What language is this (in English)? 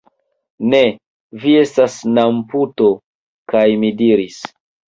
Esperanto